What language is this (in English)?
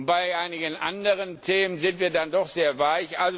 German